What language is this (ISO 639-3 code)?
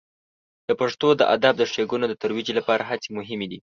pus